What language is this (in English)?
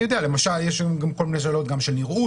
Hebrew